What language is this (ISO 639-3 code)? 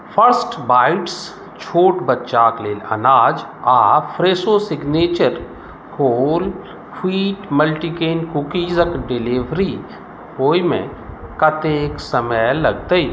mai